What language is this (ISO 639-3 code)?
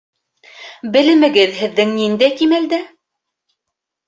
bak